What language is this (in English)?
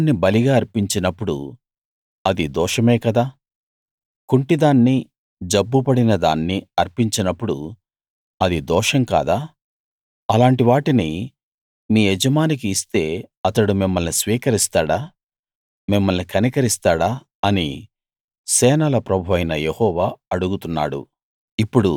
Telugu